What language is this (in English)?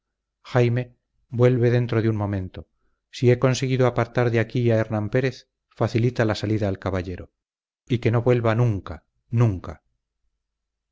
Spanish